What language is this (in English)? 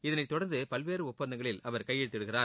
Tamil